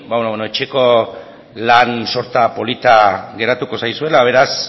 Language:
Basque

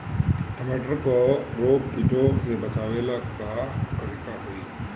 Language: Bhojpuri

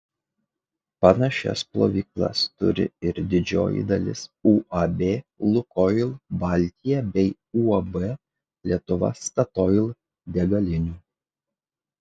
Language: Lithuanian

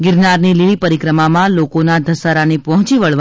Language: Gujarati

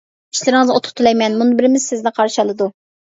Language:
Uyghur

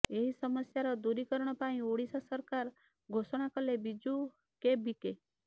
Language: Odia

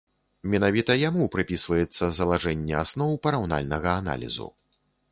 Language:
Belarusian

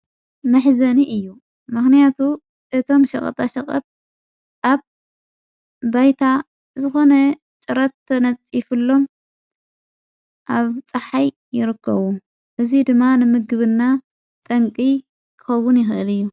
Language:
Tigrinya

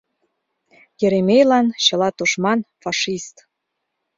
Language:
Mari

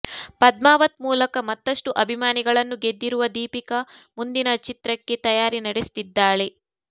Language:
Kannada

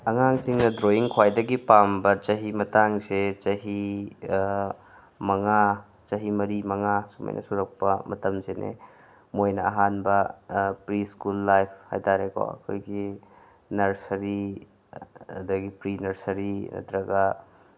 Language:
Manipuri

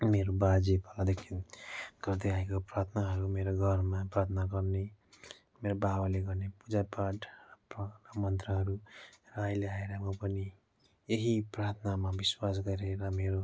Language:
Nepali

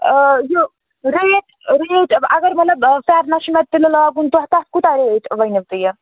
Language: Kashmiri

